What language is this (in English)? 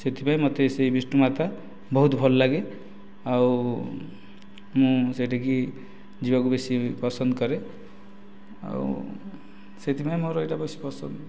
Odia